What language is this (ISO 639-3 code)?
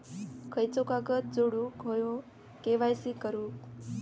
mar